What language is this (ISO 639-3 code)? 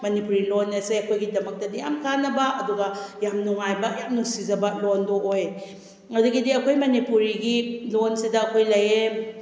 mni